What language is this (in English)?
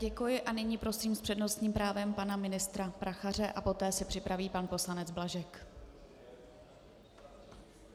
Czech